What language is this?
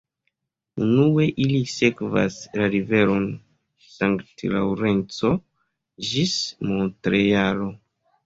Esperanto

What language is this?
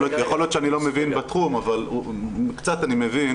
Hebrew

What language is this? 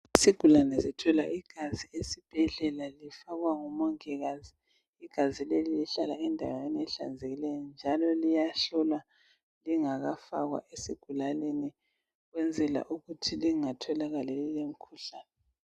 North Ndebele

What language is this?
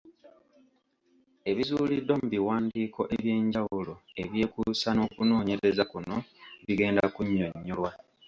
Ganda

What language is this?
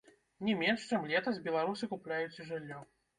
Belarusian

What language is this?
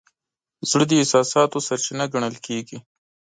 Pashto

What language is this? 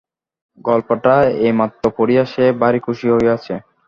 Bangla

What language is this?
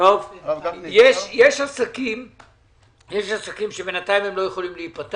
Hebrew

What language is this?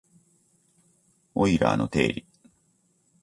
Japanese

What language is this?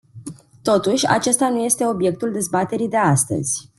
Romanian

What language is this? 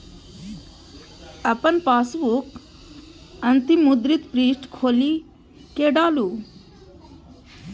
Maithili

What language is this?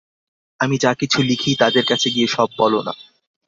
Bangla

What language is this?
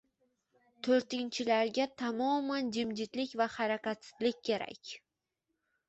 Uzbek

